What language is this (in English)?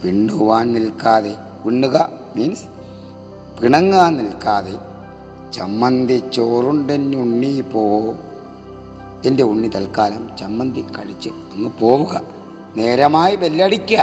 Malayalam